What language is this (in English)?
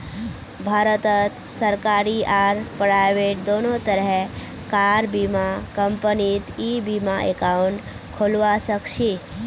Magahi